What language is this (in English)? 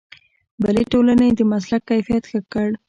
Pashto